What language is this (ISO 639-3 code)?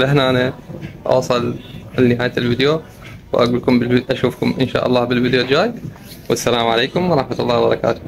ara